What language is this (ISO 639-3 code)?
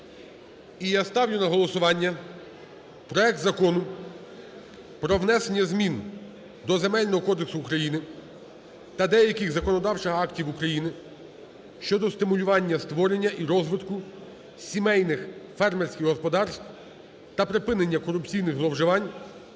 ukr